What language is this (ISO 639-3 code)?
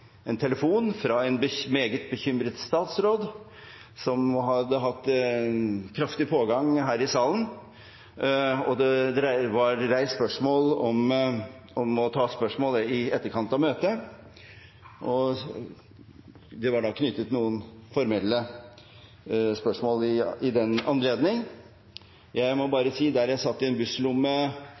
nob